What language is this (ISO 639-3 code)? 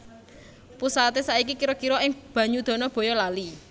jav